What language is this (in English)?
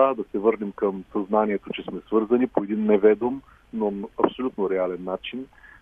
Bulgarian